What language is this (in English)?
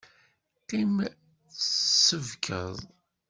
Kabyle